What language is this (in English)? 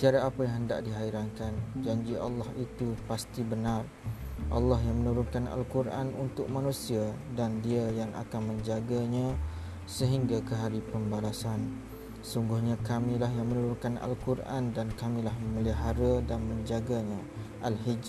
Malay